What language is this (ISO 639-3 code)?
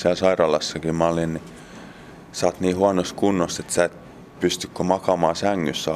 fin